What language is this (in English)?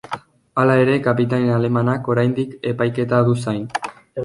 Basque